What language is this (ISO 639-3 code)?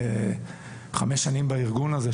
heb